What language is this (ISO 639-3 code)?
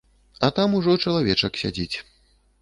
bel